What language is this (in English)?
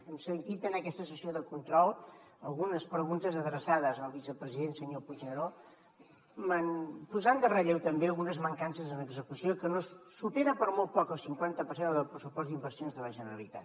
Catalan